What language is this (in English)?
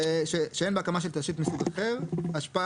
Hebrew